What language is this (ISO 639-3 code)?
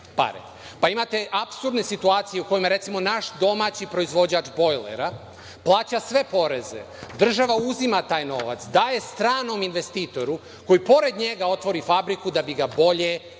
srp